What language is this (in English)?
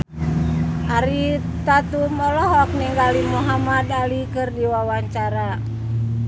Sundanese